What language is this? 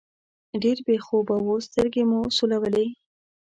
Pashto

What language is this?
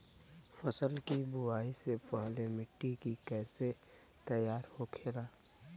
Bhojpuri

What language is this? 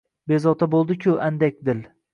Uzbek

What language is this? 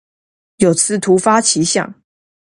Chinese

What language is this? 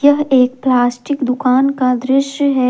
Hindi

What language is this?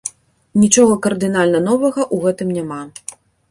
Belarusian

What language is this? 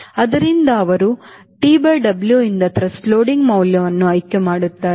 Kannada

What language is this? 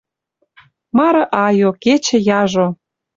Western Mari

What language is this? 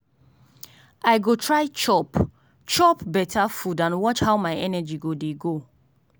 Nigerian Pidgin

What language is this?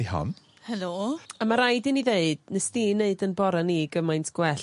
Welsh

